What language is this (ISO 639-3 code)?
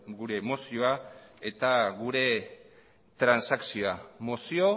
eus